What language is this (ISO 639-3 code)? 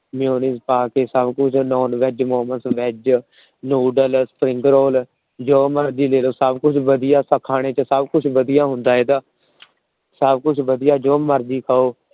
pan